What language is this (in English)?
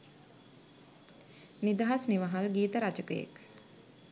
Sinhala